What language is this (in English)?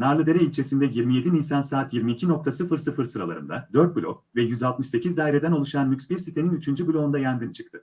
Turkish